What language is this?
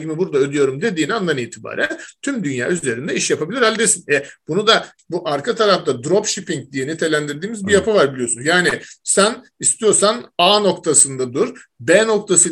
Turkish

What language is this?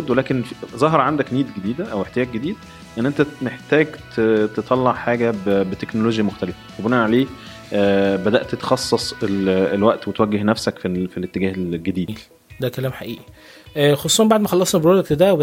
Arabic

